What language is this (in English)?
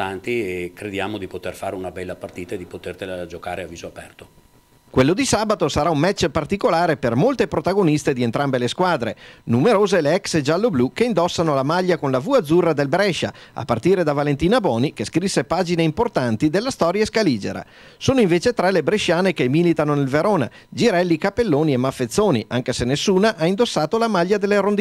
Italian